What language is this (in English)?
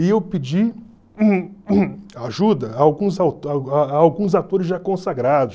Portuguese